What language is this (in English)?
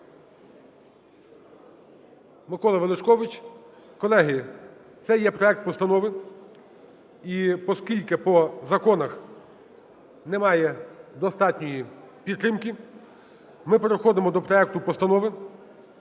Ukrainian